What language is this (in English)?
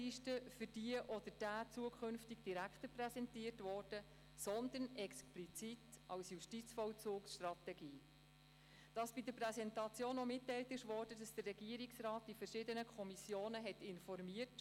Swiss German